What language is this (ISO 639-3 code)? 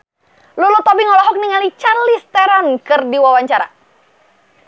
sun